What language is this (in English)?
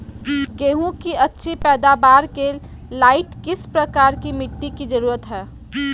Magahi